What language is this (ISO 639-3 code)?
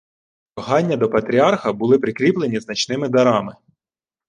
ukr